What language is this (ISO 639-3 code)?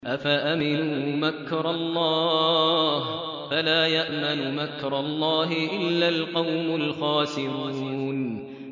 ara